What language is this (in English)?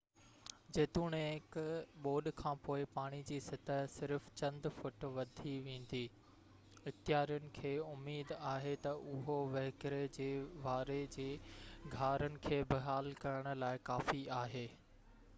Sindhi